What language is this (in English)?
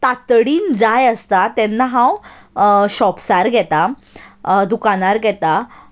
Konkani